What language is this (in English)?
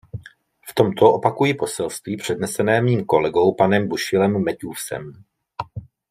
Czech